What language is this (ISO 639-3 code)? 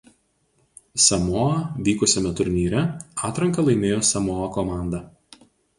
lit